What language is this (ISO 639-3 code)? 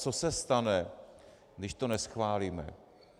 ces